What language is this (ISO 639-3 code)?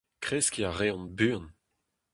bre